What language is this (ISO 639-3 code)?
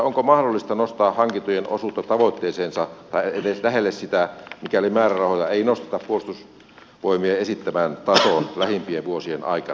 fin